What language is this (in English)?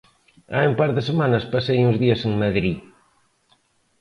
Galician